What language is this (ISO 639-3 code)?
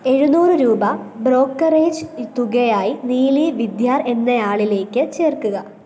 mal